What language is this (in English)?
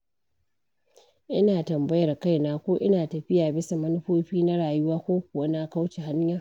Hausa